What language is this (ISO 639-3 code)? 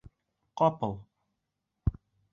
bak